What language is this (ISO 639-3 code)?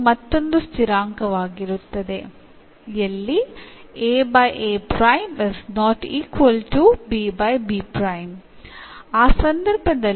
mal